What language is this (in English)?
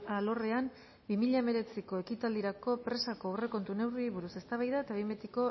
Basque